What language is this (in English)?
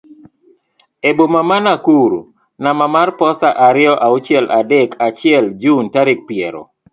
Luo (Kenya and Tanzania)